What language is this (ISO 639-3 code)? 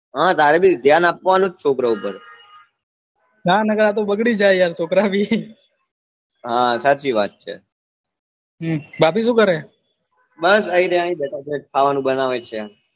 guj